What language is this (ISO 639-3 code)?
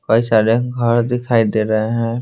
hin